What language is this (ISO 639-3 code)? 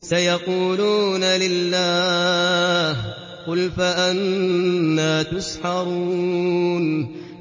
ara